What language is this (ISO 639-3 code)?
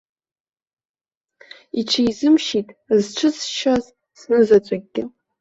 abk